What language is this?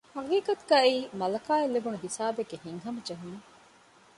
Divehi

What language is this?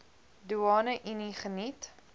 Afrikaans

